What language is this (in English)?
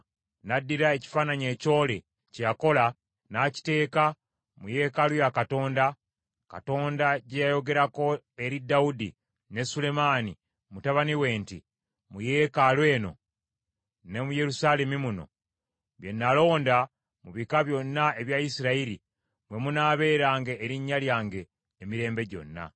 Ganda